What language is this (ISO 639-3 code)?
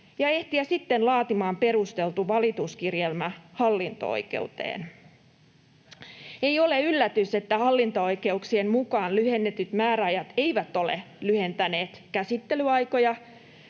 fin